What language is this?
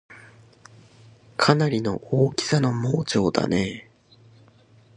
Japanese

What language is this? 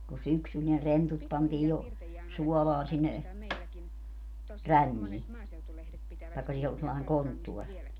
Finnish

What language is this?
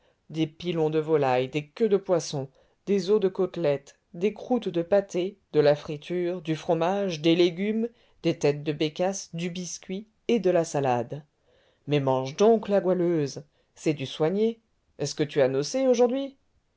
French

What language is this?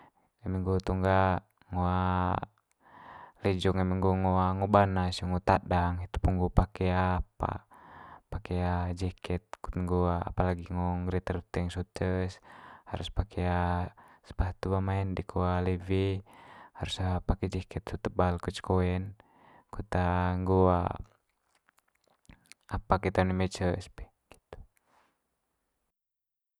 Manggarai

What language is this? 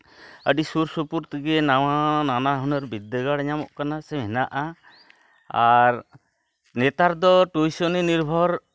Santali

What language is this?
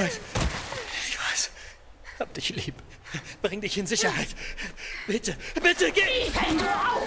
German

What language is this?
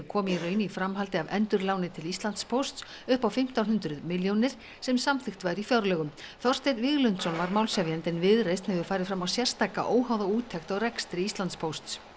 Icelandic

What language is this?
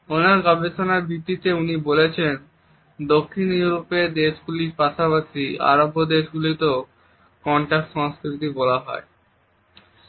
Bangla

